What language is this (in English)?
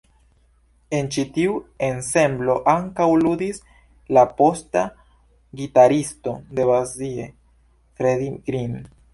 Esperanto